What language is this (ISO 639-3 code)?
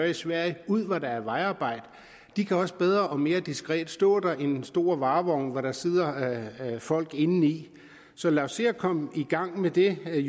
dan